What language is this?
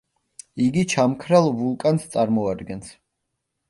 Georgian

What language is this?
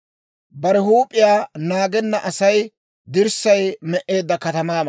Dawro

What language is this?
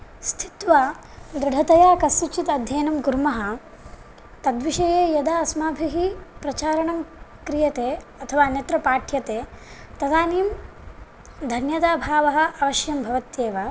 Sanskrit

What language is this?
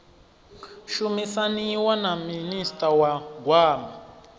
Venda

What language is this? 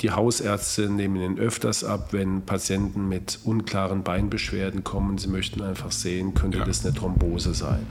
German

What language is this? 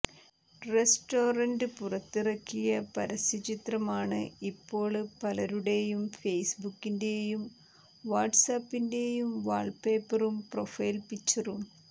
Malayalam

